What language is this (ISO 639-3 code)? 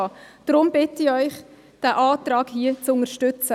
gsw